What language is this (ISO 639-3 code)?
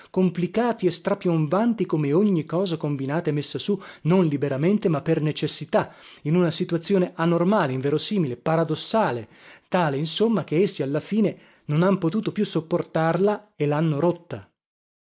ita